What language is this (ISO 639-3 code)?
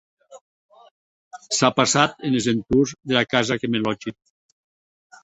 oci